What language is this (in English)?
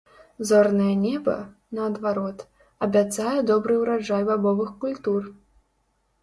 Belarusian